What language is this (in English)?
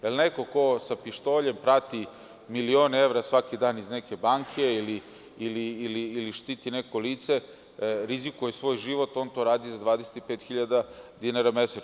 Serbian